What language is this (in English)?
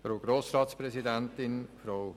Swiss German